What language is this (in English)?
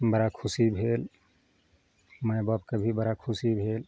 Maithili